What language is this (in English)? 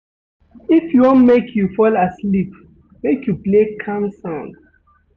Nigerian Pidgin